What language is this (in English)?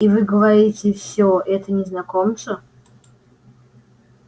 Russian